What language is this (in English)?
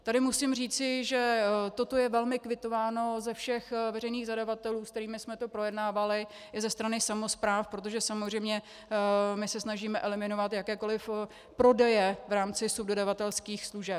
Czech